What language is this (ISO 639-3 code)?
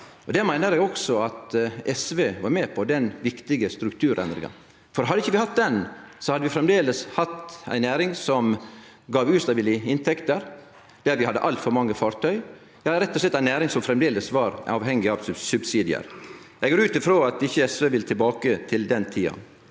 nor